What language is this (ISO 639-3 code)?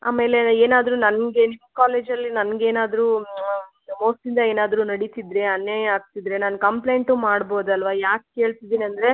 kan